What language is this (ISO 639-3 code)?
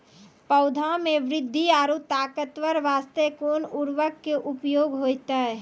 mai